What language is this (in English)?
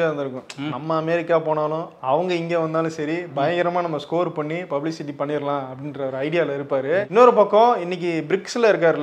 Tamil